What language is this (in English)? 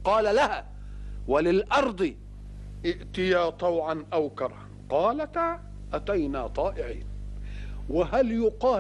Arabic